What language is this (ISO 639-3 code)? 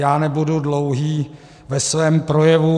ces